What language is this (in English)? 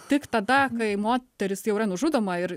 Lithuanian